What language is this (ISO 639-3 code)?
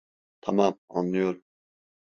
tur